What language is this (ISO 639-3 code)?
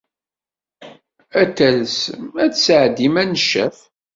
kab